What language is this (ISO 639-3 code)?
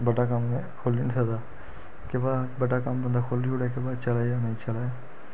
doi